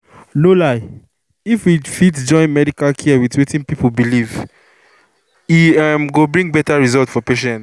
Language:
Nigerian Pidgin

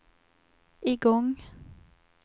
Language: Swedish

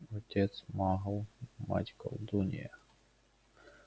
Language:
Russian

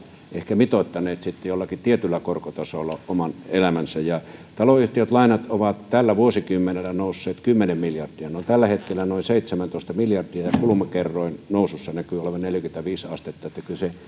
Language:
Finnish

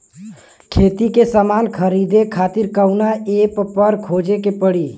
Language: Bhojpuri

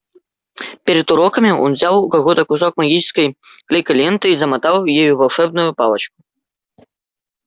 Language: Russian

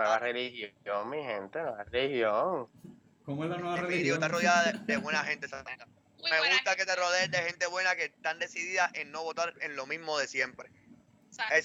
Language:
Spanish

